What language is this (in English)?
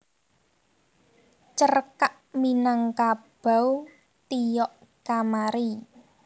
Javanese